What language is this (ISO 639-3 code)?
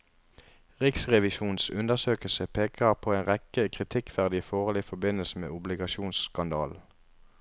nor